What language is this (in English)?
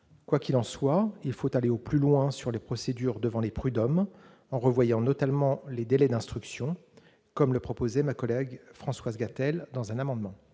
French